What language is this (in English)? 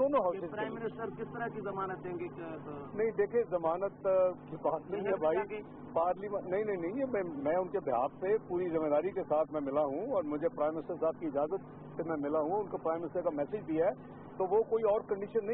Hindi